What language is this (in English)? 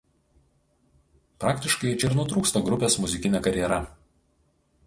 Lithuanian